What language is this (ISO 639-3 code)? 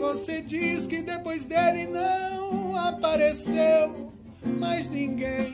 por